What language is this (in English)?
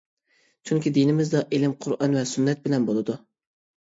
Uyghur